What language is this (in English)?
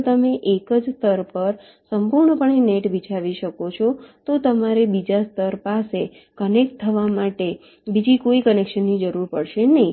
Gujarati